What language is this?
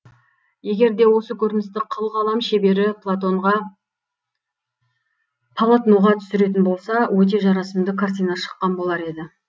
Kazakh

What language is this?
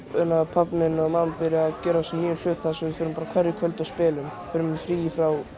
Icelandic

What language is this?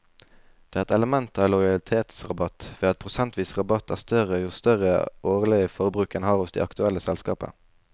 Norwegian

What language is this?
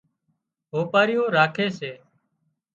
Wadiyara Koli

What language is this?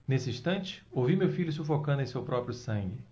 Portuguese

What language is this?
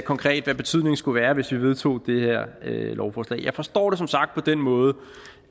Danish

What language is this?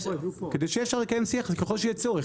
Hebrew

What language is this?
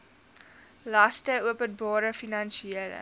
Afrikaans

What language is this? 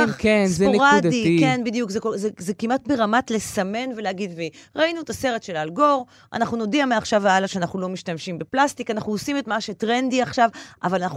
Hebrew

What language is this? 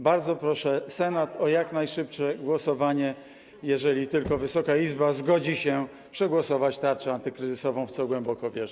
Polish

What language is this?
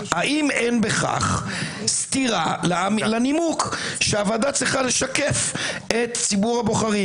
Hebrew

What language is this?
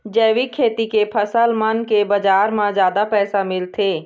Chhattisgarhi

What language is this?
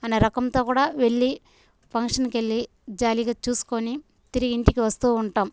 Telugu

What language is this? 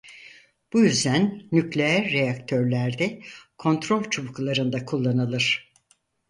Turkish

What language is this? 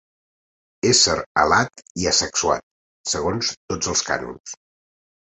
Catalan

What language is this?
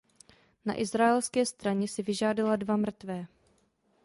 Czech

